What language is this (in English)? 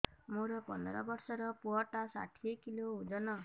Odia